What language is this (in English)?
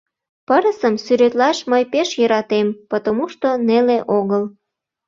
Mari